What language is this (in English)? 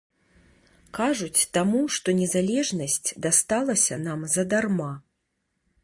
Belarusian